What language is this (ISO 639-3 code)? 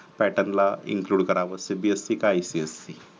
mar